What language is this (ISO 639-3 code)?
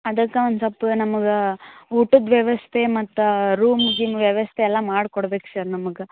kan